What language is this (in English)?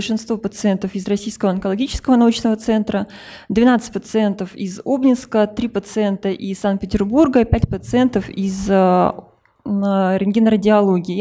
Russian